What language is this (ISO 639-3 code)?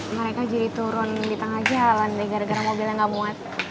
ind